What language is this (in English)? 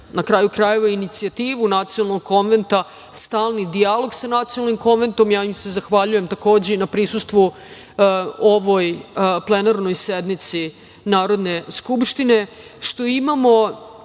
Serbian